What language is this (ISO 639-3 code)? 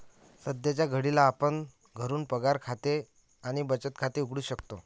mar